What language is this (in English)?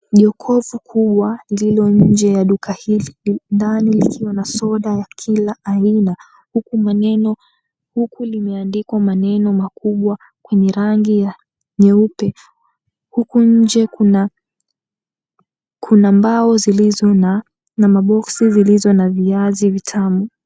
Swahili